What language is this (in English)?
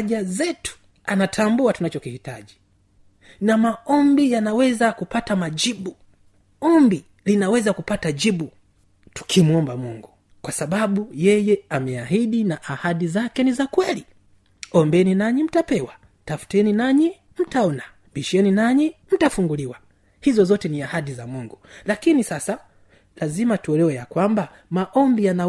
Swahili